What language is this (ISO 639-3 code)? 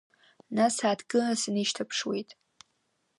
abk